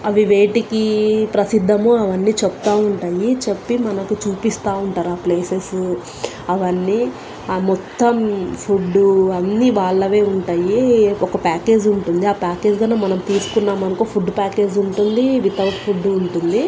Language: Telugu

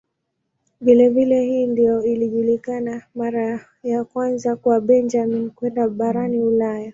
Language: Swahili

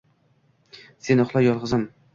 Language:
Uzbek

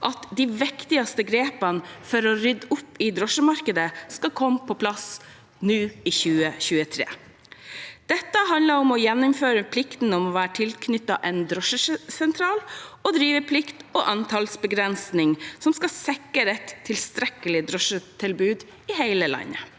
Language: Norwegian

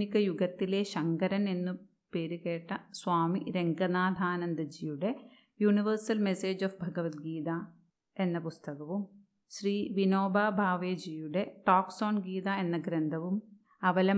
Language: Malayalam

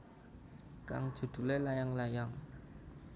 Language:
Javanese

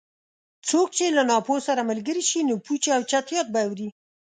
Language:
Pashto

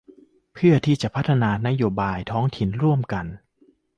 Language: Thai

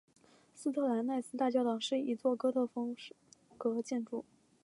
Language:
Chinese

